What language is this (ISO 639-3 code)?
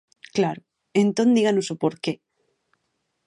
glg